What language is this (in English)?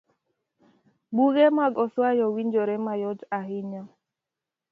Luo (Kenya and Tanzania)